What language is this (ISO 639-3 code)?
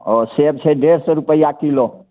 mai